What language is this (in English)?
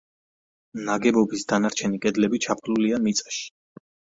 Georgian